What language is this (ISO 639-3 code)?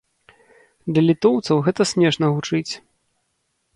bel